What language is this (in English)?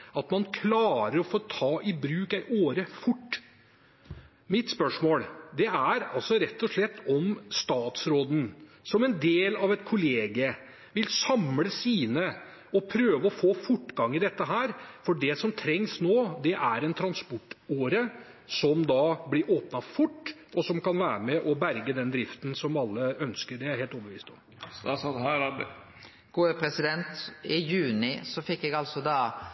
Norwegian Bokmål